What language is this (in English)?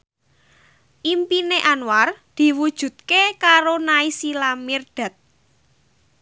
Javanese